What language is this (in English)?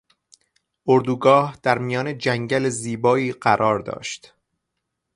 Persian